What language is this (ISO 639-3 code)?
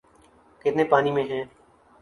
urd